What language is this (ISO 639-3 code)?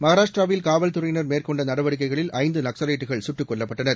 tam